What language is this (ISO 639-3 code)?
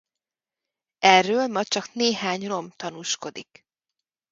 hun